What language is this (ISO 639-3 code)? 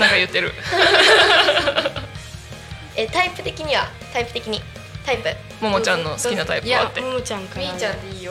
jpn